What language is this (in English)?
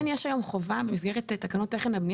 Hebrew